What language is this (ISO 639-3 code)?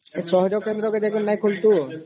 ori